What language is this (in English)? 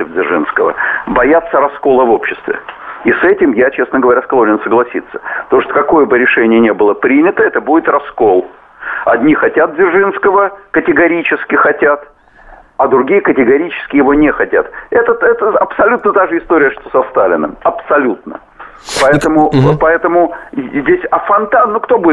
Russian